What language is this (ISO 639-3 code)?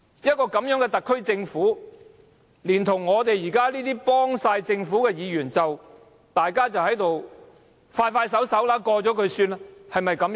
yue